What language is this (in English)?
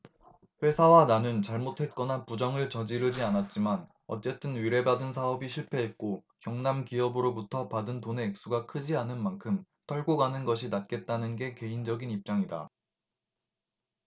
Korean